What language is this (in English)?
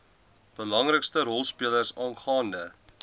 Afrikaans